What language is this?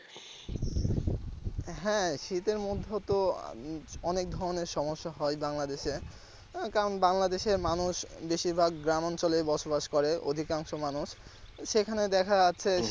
Bangla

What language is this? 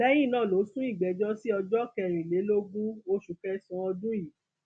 Yoruba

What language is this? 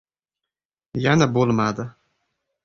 Uzbek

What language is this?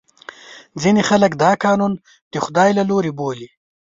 Pashto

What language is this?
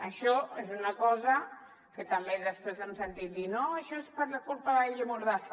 Catalan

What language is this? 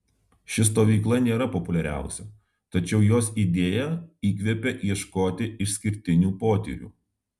Lithuanian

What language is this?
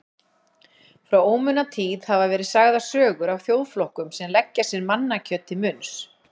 Icelandic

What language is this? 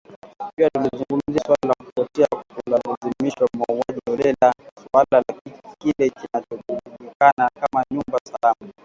Swahili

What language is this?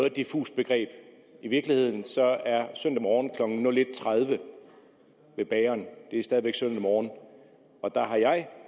Danish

